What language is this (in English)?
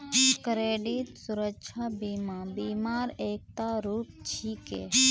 Magahi